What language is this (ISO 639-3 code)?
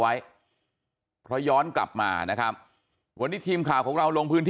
tha